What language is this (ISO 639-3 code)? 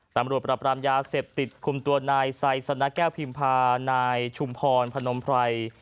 tha